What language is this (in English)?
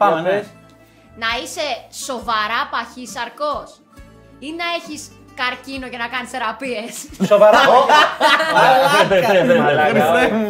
Greek